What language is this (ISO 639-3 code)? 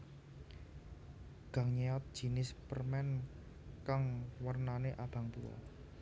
jav